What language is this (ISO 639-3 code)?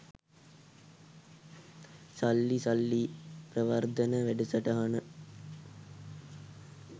sin